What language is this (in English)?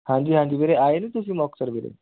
Punjabi